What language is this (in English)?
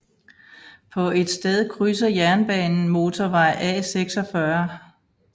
Danish